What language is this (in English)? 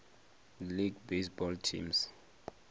Venda